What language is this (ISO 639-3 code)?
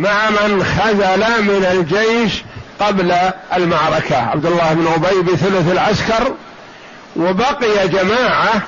ara